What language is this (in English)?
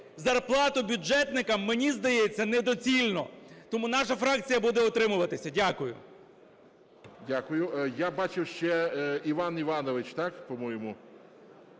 Ukrainian